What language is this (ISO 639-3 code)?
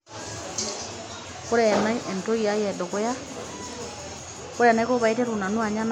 mas